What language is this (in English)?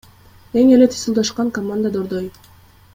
Kyrgyz